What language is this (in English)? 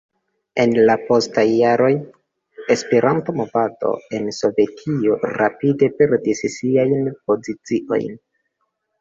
Esperanto